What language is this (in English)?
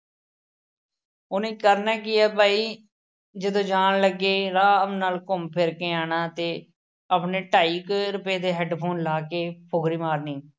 Punjabi